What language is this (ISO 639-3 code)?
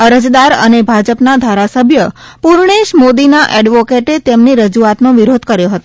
guj